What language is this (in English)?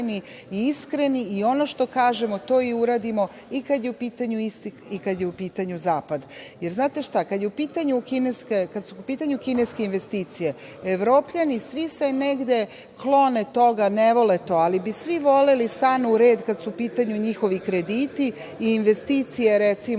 Serbian